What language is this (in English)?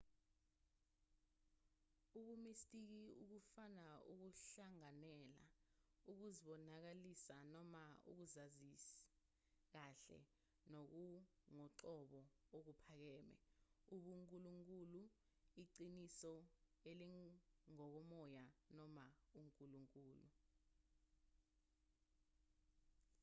Zulu